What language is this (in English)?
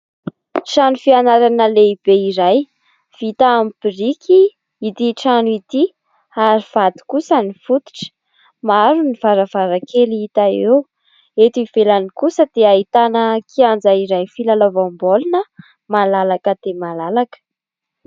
Malagasy